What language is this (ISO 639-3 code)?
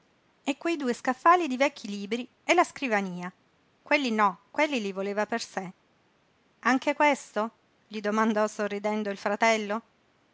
ita